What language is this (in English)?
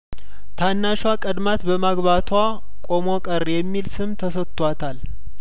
Amharic